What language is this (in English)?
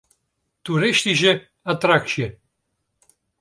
Western Frisian